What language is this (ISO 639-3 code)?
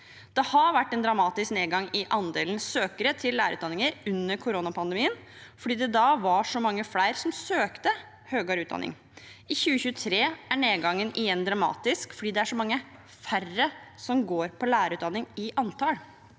nor